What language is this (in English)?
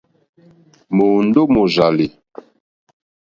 Mokpwe